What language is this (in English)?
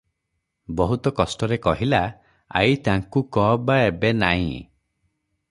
Odia